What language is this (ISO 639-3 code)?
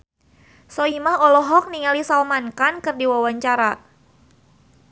sun